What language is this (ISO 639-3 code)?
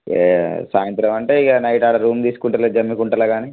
tel